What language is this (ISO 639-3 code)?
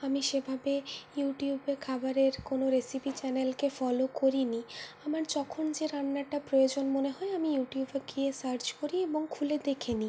ben